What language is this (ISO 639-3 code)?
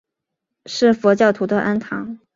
zho